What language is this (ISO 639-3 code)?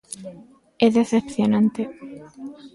glg